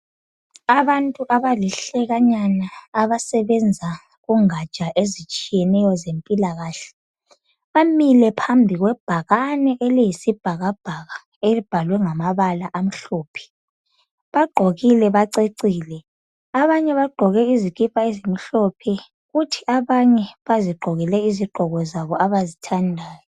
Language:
North Ndebele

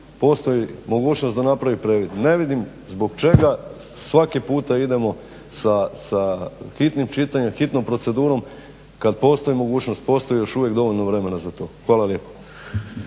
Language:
Croatian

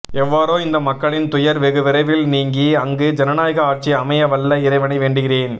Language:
Tamil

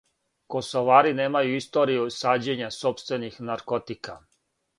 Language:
Serbian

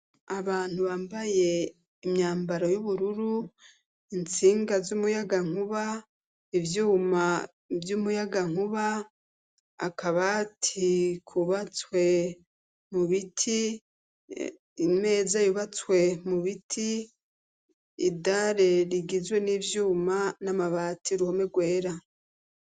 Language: Rundi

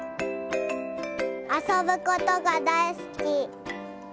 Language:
Japanese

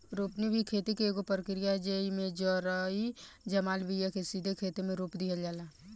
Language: Bhojpuri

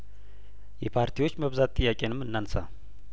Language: Amharic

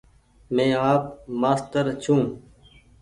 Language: Goaria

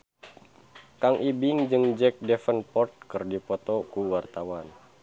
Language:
Sundanese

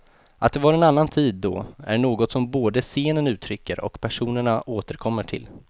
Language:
Swedish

